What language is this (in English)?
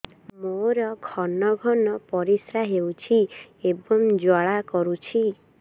Odia